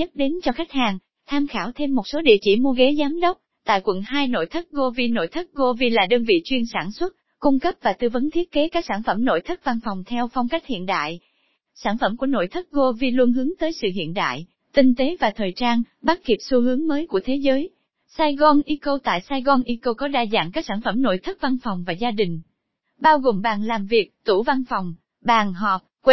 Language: Vietnamese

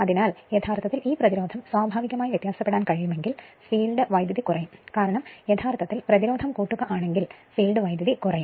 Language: Malayalam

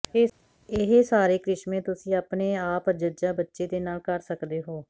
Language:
Punjabi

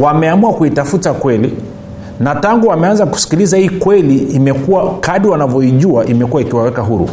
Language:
Swahili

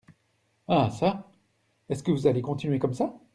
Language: French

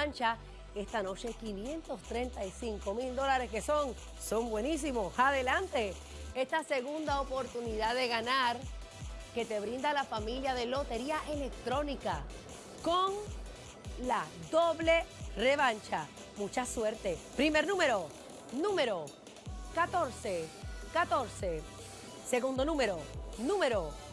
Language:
Spanish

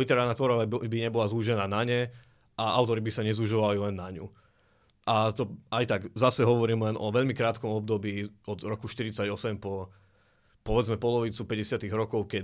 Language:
Slovak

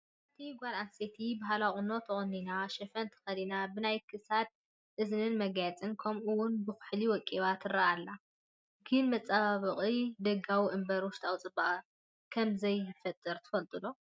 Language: Tigrinya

